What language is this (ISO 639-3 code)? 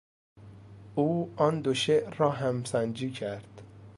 fas